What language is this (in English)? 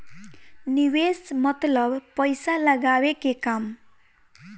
Bhojpuri